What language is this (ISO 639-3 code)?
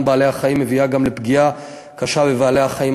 heb